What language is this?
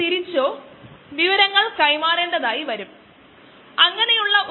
Malayalam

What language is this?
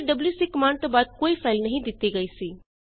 Punjabi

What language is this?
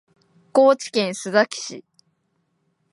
Japanese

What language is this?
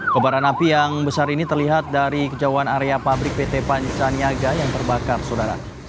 Indonesian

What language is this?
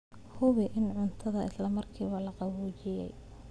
Somali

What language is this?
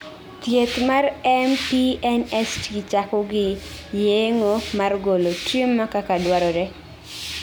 Luo (Kenya and Tanzania)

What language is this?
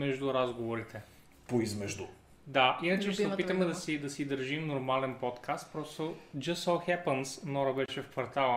Bulgarian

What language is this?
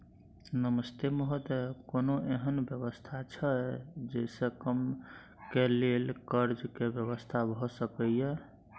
Maithili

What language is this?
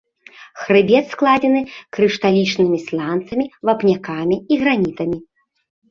Belarusian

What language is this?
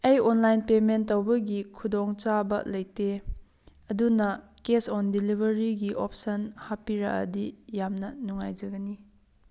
Manipuri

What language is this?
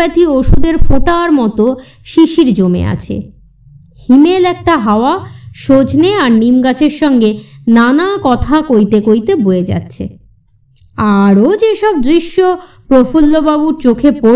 Bangla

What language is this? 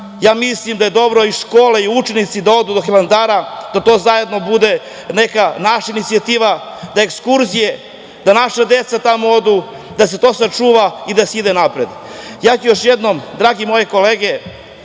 Serbian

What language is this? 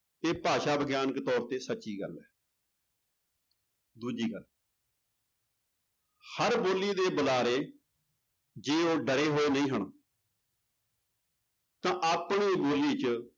Punjabi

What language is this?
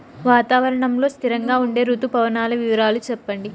Telugu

